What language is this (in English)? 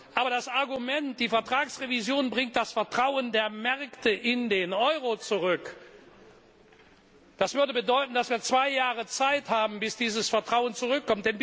German